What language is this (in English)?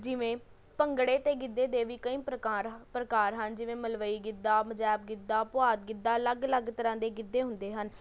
Punjabi